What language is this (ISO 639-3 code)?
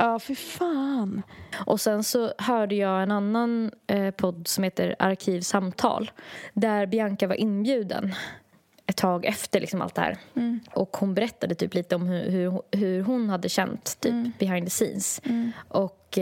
swe